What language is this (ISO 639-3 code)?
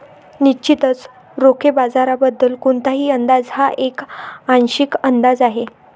mar